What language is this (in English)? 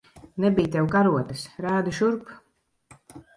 Latvian